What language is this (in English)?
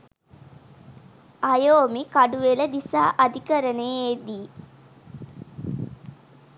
Sinhala